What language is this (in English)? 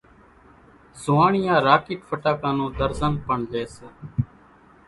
Kachi Koli